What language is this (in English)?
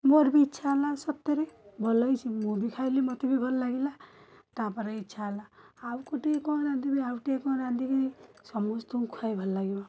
Odia